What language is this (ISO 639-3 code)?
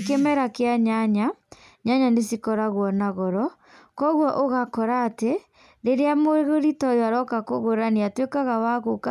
kik